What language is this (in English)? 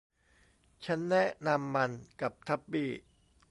Thai